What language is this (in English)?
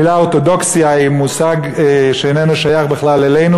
Hebrew